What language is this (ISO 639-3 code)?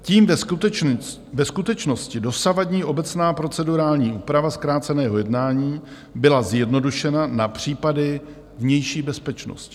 ces